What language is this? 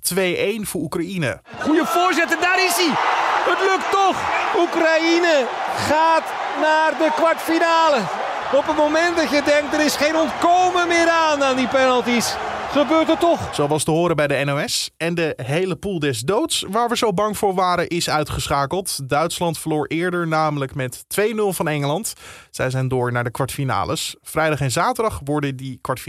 Dutch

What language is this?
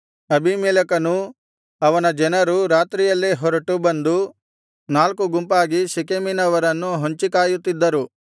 Kannada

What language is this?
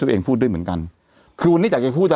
Thai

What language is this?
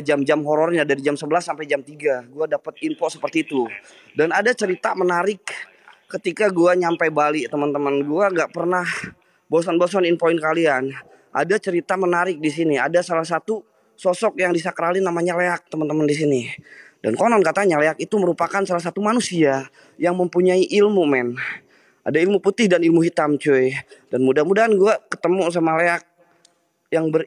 Indonesian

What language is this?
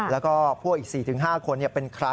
Thai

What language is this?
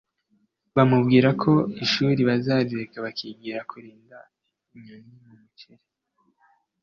Kinyarwanda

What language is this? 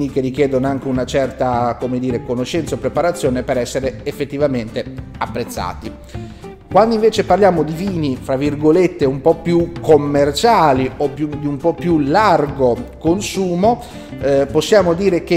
Italian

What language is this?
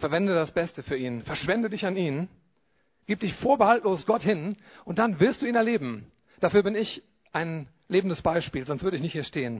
German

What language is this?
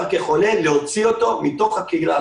Hebrew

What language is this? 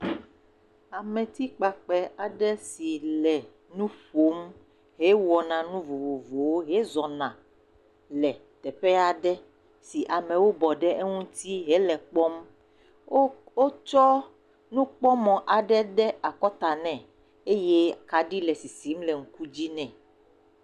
Ewe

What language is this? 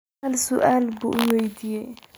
Somali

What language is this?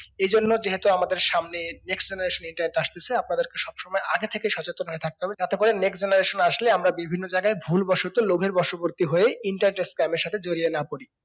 Bangla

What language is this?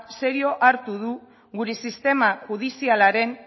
Basque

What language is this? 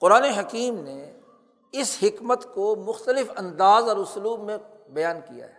Urdu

